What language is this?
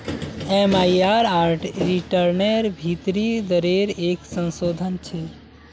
Magahi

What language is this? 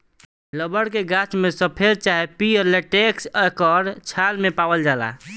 Bhojpuri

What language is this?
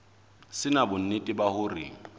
Southern Sotho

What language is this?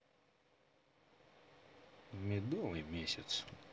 Russian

